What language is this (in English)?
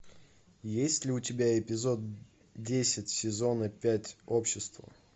Russian